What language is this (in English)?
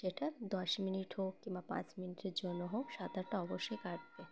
Bangla